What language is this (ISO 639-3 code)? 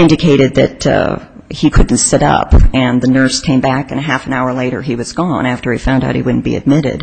eng